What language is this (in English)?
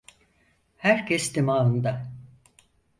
Turkish